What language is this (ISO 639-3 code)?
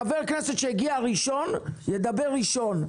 heb